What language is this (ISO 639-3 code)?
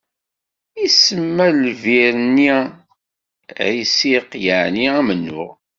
kab